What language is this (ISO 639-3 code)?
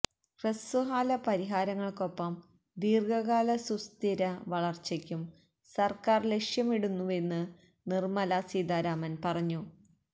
mal